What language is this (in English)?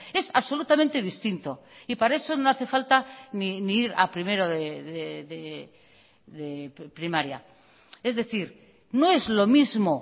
Spanish